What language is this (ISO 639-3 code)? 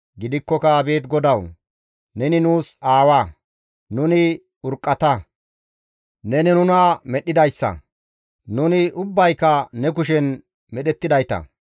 gmv